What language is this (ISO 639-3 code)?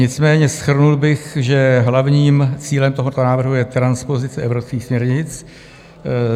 ces